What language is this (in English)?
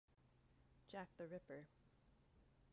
English